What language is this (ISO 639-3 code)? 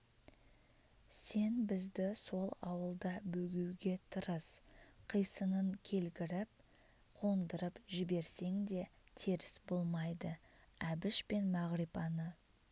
kaz